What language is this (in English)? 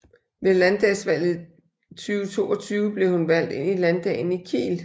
Danish